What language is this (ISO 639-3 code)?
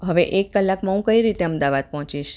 guj